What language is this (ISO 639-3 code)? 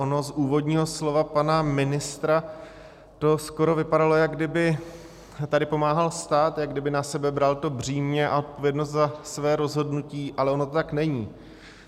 ces